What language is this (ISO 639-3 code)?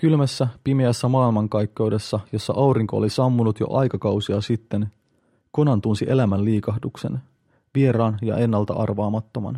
fin